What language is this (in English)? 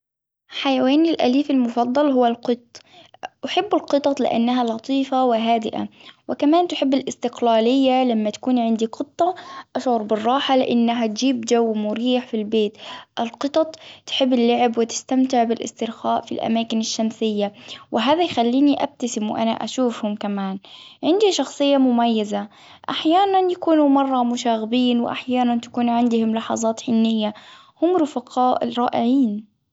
Hijazi Arabic